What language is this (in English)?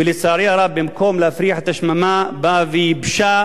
Hebrew